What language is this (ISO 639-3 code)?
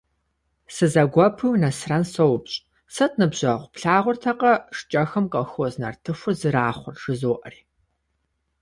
kbd